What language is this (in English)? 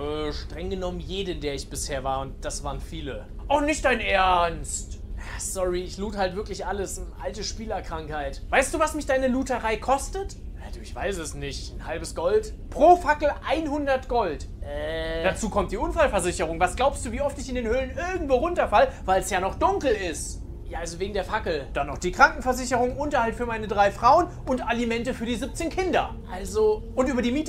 German